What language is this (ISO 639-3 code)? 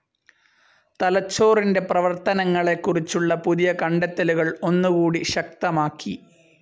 mal